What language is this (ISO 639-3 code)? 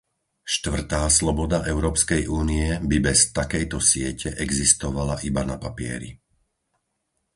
slk